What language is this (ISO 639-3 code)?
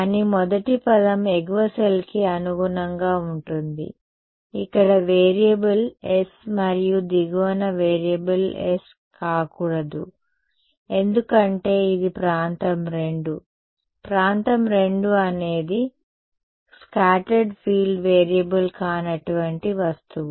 tel